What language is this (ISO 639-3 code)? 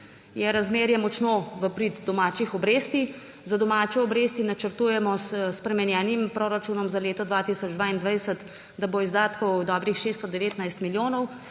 slv